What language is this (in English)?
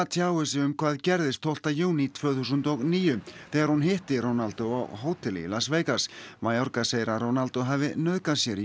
Icelandic